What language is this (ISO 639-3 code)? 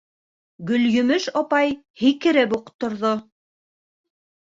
bak